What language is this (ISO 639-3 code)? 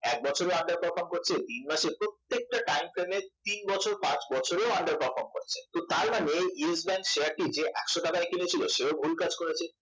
ben